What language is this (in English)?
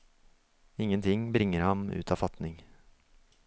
Norwegian